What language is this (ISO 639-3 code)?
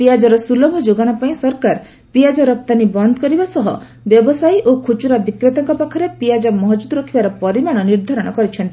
ori